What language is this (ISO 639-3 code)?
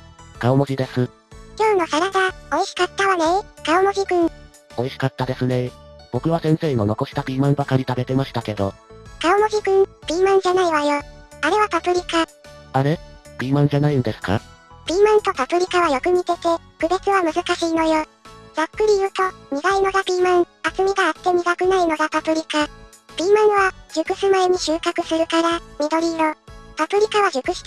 jpn